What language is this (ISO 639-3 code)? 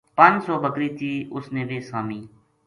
gju